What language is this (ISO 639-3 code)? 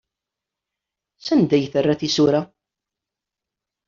kab